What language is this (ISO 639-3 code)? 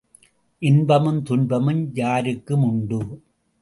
tam